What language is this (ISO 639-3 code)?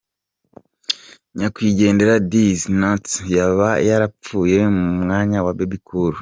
kin